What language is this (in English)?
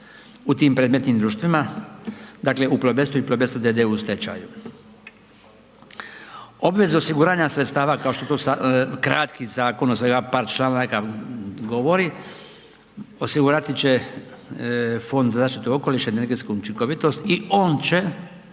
Croatian